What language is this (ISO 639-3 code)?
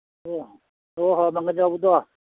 mni